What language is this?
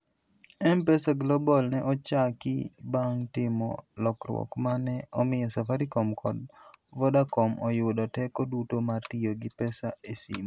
Luo (Kenya and Tanzania)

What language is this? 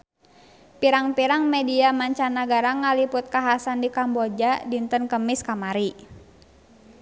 Sundanese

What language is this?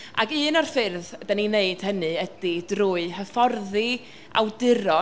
Welsh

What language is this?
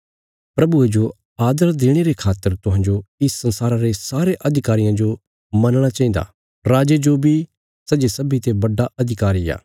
Bilaspuri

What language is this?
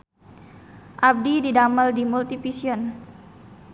Sundanese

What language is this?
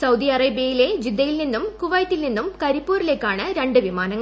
Malayalam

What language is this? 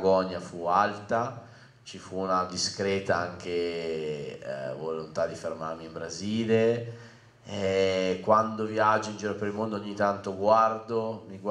Italian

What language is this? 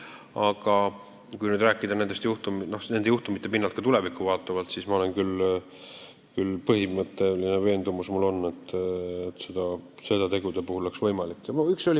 Estonian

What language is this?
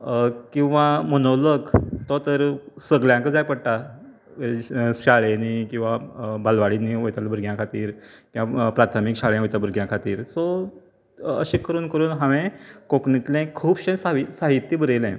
Konkani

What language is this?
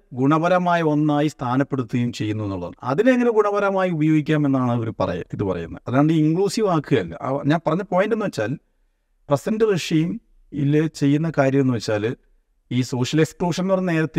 Malayalam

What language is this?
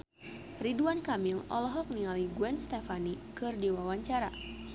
Sundanese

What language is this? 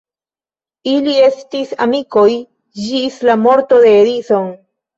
Esperanto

